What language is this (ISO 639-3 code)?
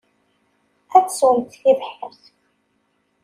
kab